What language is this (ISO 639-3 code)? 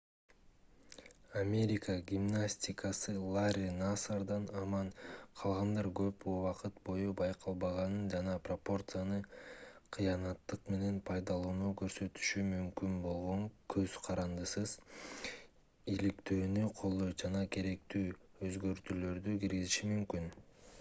kir